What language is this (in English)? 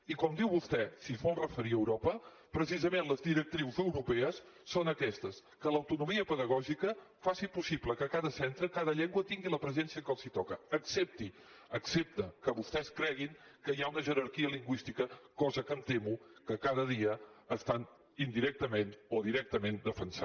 Catalan